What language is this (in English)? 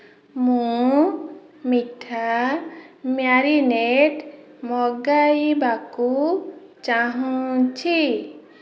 Odia